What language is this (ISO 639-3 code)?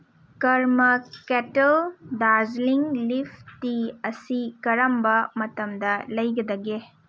mni